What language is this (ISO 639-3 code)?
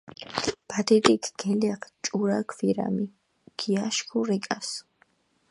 xmf